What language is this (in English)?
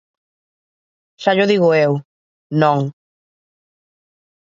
Galician